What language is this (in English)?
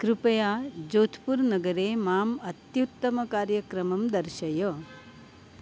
Sanskrit